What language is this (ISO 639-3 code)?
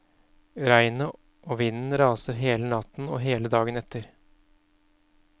nor